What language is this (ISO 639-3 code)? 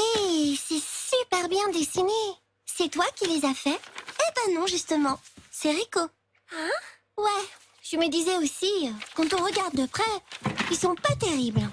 fra